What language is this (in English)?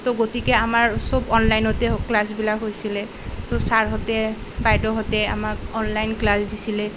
Assamese